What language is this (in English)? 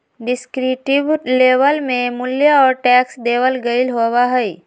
Magahi